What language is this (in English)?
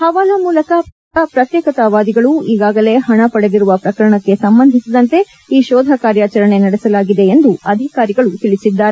Kannada